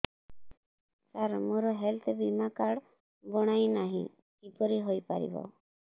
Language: Odia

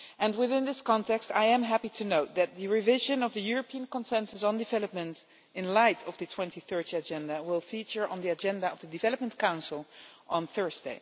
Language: English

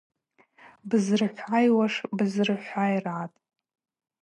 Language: Abaza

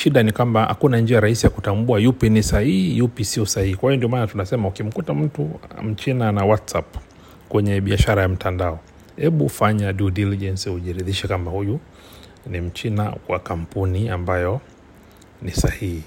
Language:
Swahili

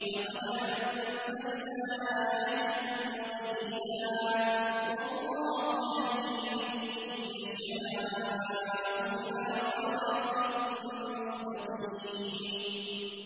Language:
Arabic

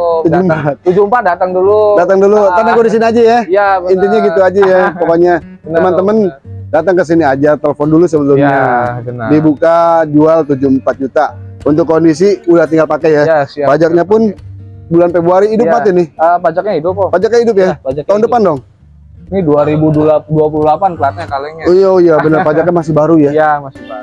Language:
Indonesian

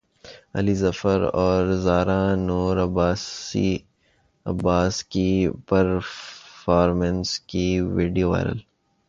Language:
Urdu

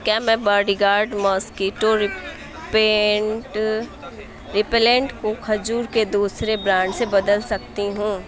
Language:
Urdu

